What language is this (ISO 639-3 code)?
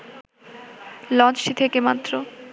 ben